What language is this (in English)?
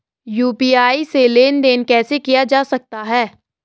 Hindi